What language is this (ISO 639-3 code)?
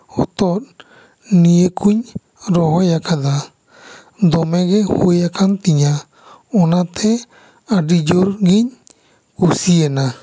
sat